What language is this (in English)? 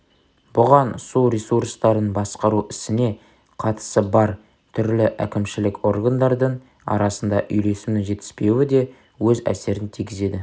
Kazakh